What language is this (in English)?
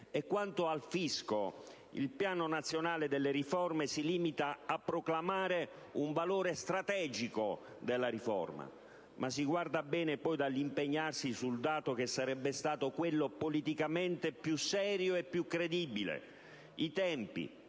Italian